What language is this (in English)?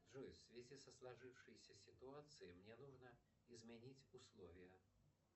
Russian